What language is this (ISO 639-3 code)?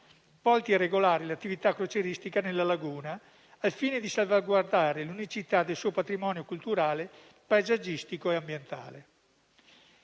ita